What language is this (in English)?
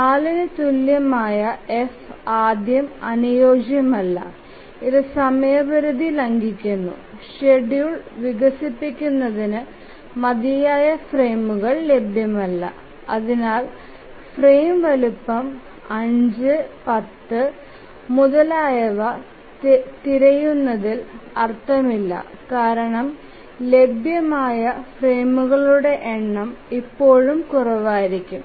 Malayalam